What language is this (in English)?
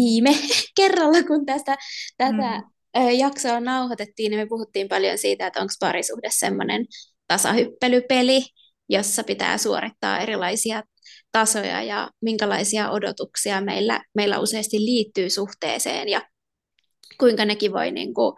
Finnish